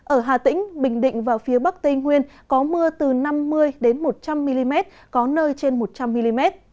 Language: Vietnamese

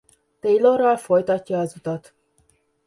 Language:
Hungarian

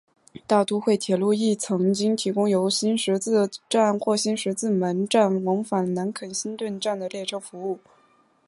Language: Chinese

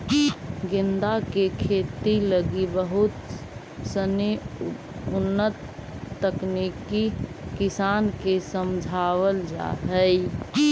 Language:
Magahi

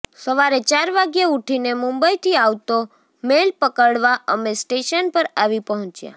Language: Gujarati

